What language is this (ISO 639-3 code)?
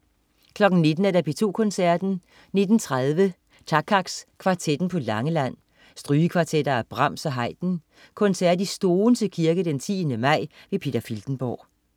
dan